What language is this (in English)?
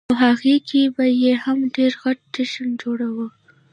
Pashto